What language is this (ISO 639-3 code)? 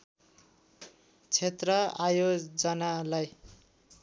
nep